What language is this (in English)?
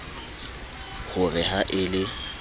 Southern Sotho